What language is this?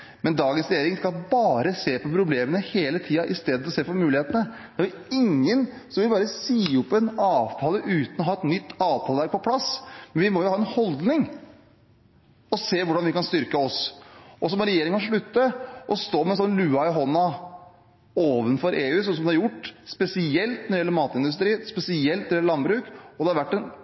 Norwegian Bokmål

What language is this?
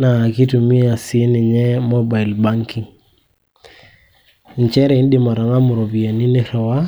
Masai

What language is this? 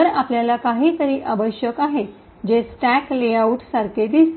Marathi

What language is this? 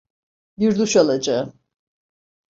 Turkish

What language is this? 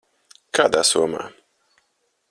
Latvian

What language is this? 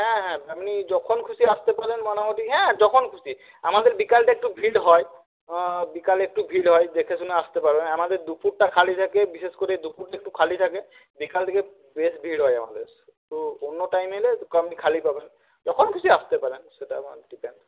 Bangla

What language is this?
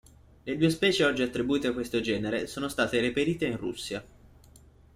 Italian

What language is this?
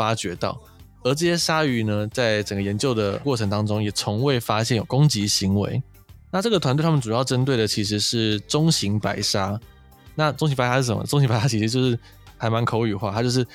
Chinese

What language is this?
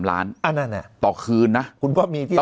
Thai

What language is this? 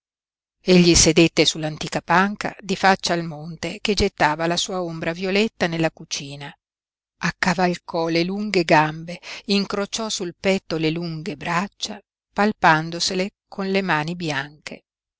Italian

